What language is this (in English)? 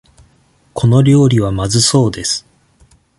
Japanese